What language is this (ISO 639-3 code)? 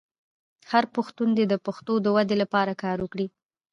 pus